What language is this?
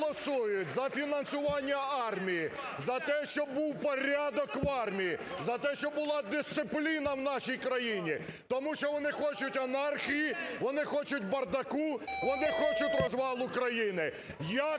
Ukrainian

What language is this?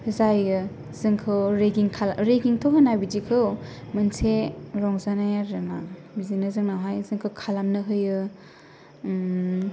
Bodo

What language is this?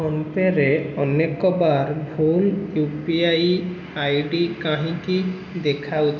Odia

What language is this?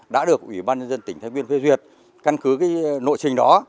Vietnamese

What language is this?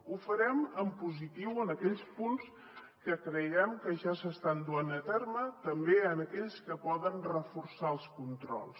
Catalan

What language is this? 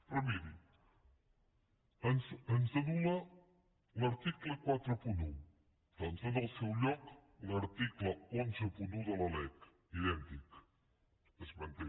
Catalan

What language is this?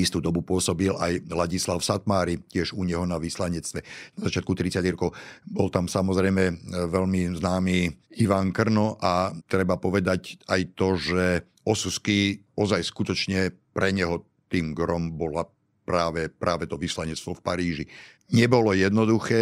Slovak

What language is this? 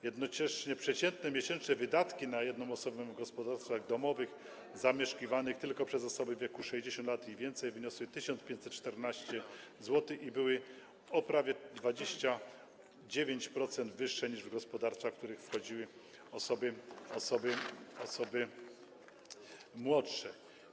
Polish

